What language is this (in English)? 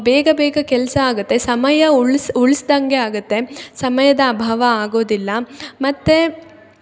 Kannada